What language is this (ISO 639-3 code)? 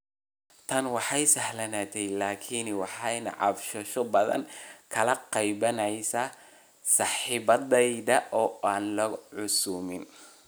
som